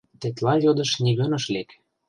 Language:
Mari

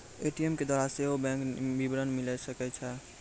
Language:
Maithili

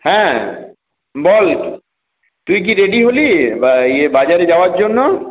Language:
Bangla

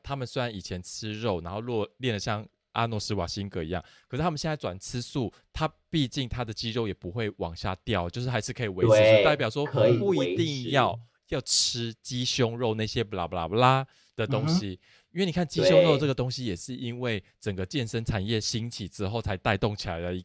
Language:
Chinese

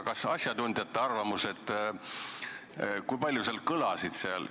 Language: Estonian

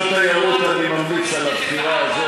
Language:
Hebrew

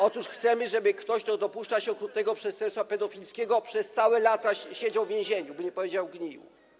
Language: Polish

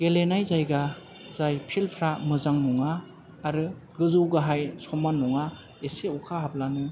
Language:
Bodo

